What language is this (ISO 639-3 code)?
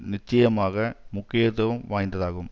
tam